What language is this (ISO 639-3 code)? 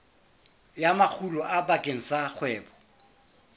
sot